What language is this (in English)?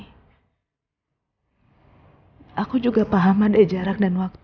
Indonesian